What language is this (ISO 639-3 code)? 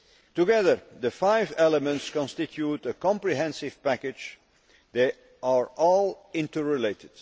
eng